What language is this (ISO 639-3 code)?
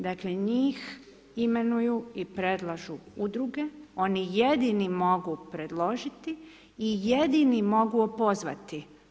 hrv